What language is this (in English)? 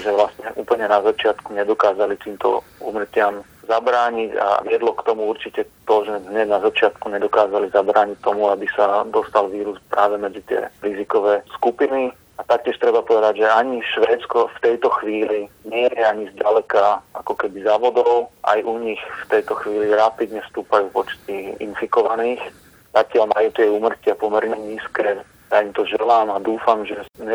Slovak